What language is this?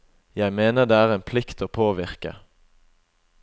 Norwegian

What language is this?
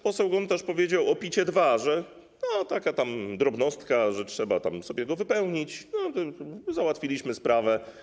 Polish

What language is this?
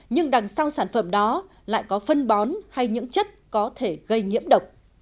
Vietnamese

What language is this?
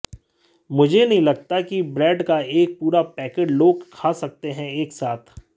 Hindi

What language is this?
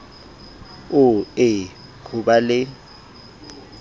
Southern Sotho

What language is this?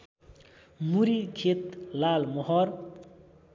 Nepali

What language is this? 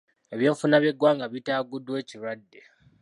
Ganda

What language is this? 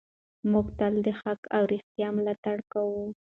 Pashto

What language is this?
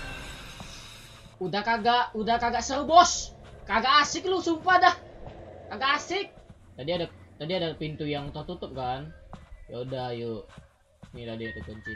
Indonesian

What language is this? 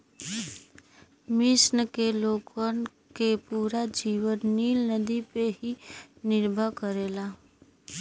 Bhojpuri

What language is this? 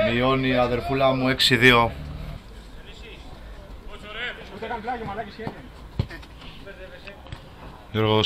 Greek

